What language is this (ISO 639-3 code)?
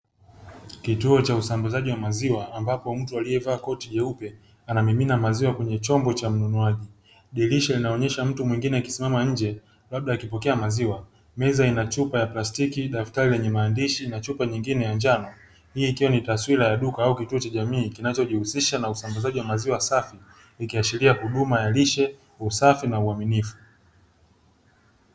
swa